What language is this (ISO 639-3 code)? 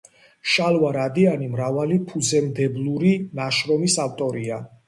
kat